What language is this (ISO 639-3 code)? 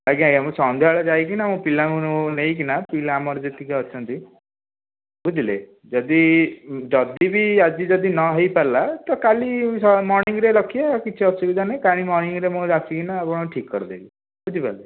ori